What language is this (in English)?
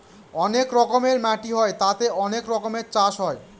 Bangla